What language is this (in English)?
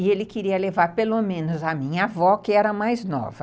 Portuguese